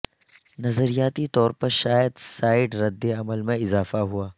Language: Urdu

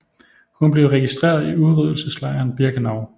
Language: Danish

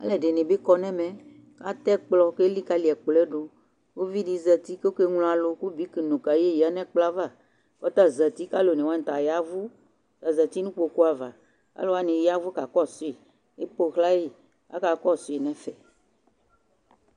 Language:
Ikposo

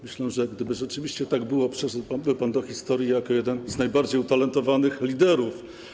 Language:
Polish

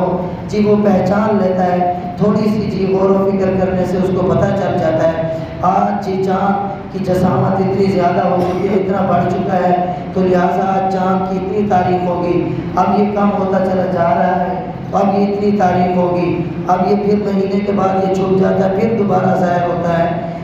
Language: Hindi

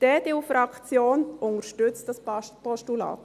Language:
Swiss German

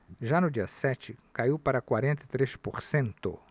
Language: Portuguese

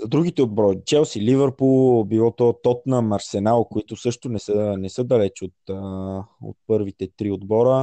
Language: Bulgarian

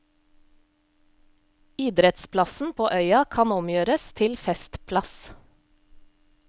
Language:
Norwegian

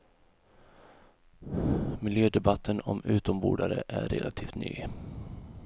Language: Swedish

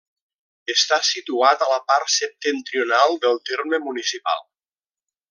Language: Catalan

